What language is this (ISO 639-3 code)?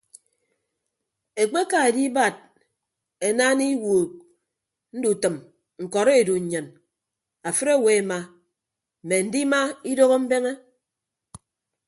ibb